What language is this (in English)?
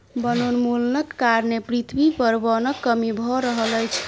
Maithili